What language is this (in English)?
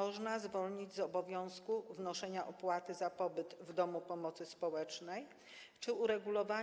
Polish